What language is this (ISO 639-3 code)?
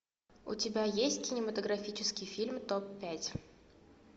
rus